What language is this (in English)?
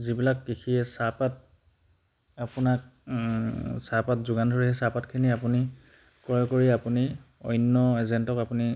Assamese